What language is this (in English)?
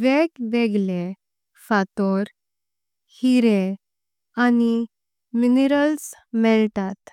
Konkani